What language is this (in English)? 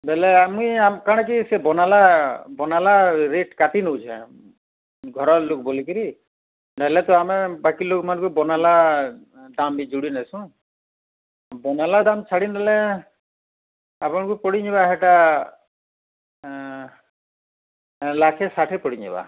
Odia